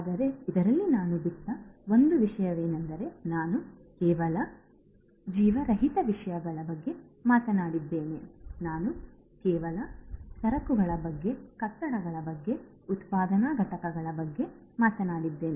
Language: Kannada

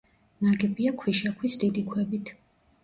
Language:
Georgian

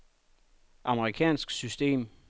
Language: Danish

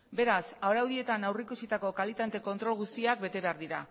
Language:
Basque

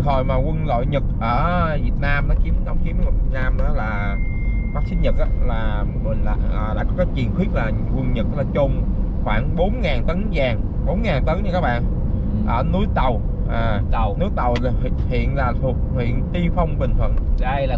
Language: Vietnamese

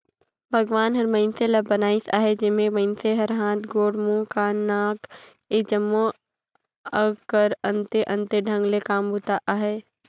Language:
Chhattisgarhi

